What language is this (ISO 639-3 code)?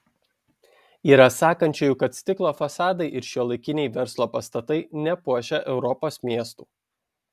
lit